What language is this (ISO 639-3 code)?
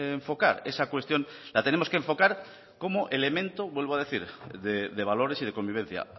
spa